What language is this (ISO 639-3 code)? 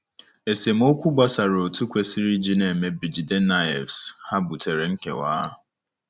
ibo